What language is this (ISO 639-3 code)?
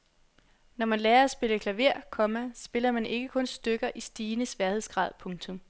dan